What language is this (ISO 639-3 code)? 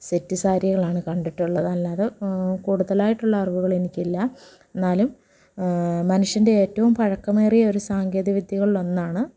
mal